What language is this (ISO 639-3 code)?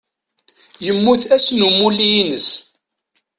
kab